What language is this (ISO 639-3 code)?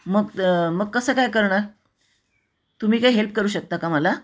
mar